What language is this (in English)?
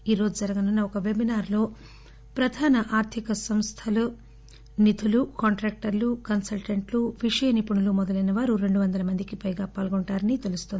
Telugu